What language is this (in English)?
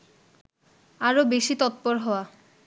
Bangla